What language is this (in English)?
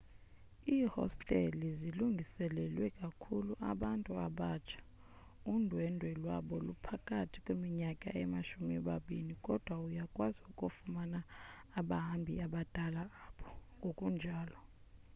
Xhosa